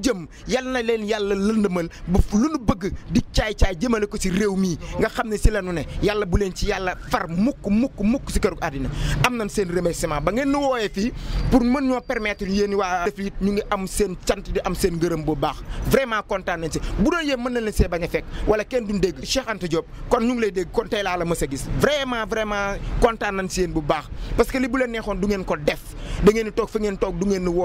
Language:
French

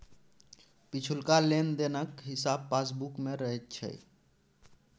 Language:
Maithili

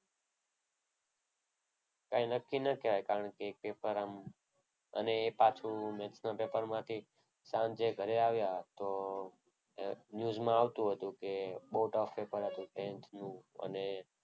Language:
Gujarati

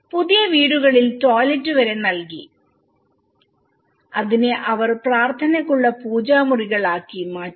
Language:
Malayalam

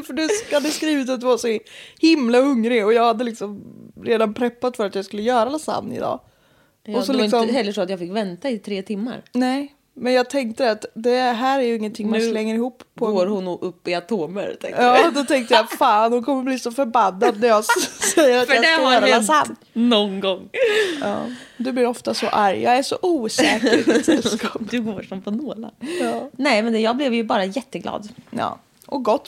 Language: Swedish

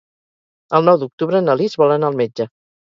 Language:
Catalan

